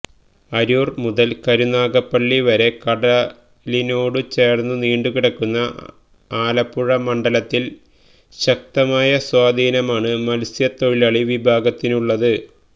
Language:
Malayalam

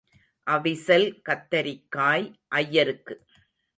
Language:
Tamil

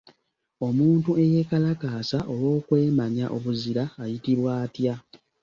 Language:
Ganda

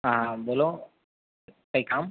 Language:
Gujarati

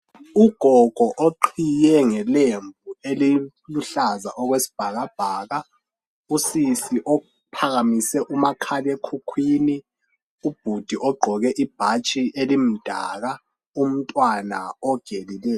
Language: North Ndebele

